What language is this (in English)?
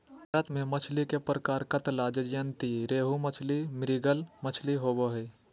Magahi